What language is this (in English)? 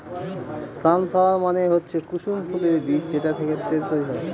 Bangla